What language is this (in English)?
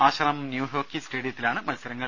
Malayalam